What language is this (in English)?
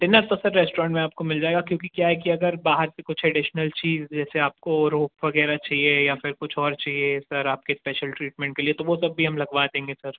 Hindi